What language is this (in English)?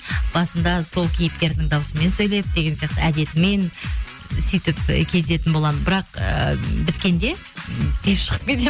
Kazakh